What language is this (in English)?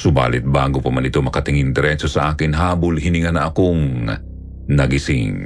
Filipino